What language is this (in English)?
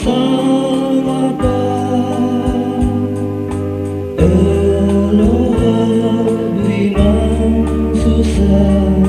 Greek